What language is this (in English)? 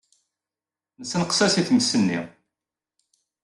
Kabyle